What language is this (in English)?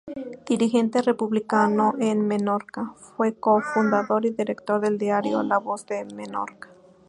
Spanish